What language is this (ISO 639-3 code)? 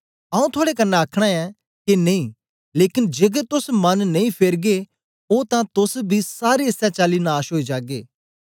doi